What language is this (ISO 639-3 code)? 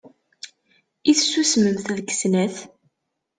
kab